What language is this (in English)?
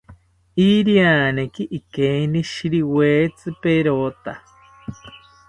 South Ucayali Ashéninka